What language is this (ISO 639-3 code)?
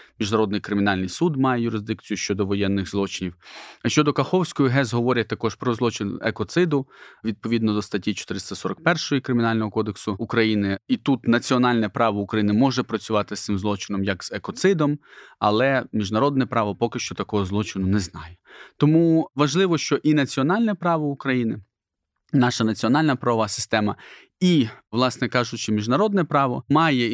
ukr